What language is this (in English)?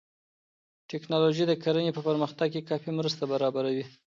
Pashto